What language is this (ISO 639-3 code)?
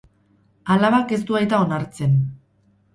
eus